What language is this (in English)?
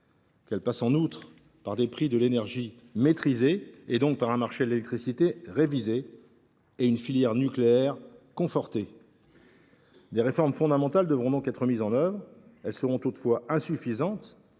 French